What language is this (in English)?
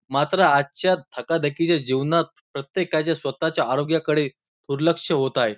Marathi